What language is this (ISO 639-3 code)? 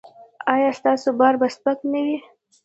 pus